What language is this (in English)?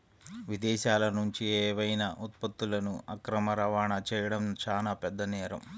Telugu